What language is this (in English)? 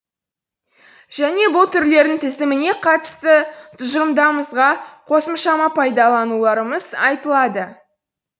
Kazakh